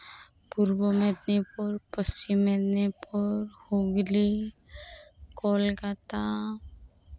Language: Santali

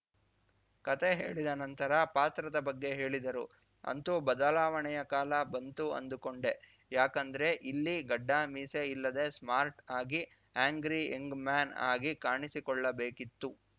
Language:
Kannada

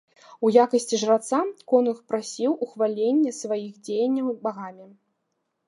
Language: Belarusian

